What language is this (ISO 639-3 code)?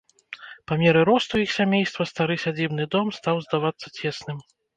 bel